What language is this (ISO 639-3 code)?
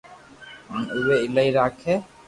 lrk